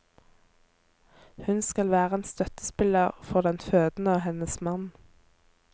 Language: Norwegian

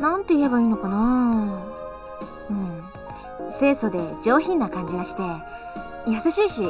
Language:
Japanese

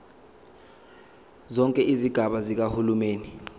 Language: Zulu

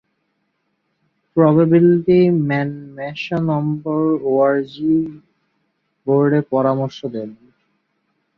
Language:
Bangla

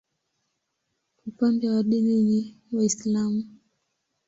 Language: Swahili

